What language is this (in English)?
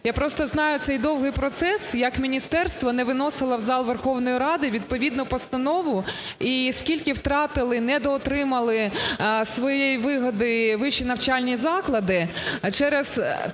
Ukrainian